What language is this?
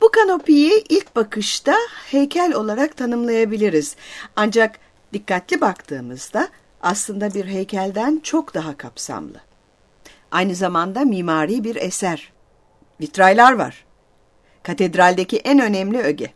Turkish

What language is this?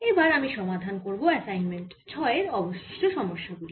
Bangla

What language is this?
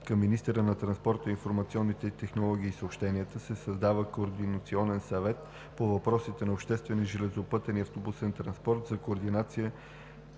Bulgarian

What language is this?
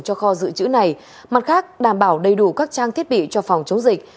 Vietnamese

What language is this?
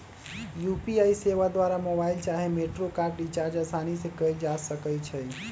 Magahi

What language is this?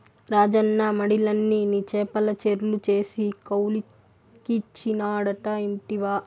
Telugu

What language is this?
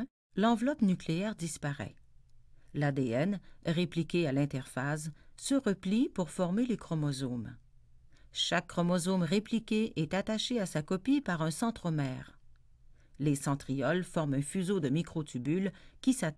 French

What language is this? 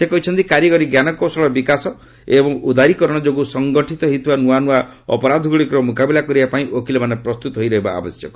Odia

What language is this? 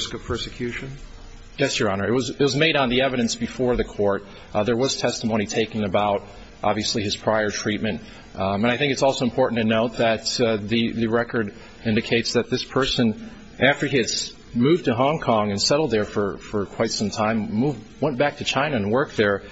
English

